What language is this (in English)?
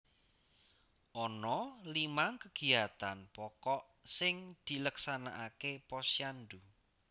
Javanese